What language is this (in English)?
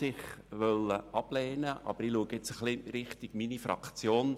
Swiss German